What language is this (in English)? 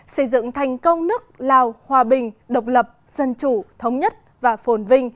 Vietnamese